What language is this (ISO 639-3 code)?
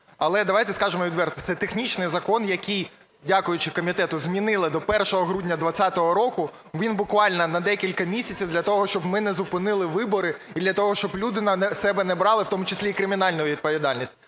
ukr